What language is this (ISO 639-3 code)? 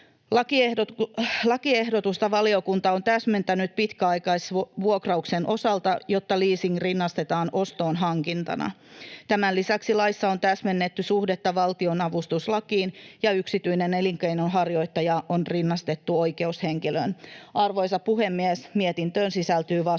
fin